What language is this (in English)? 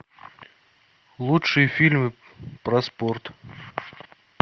Russian